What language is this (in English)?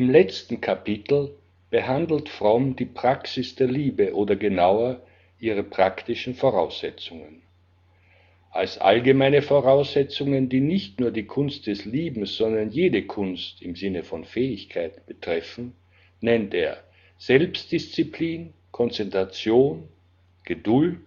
German